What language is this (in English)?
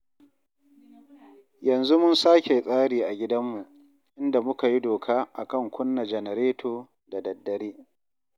Hausa